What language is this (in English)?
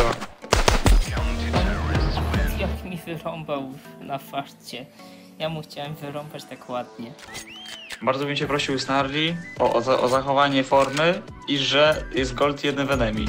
Polish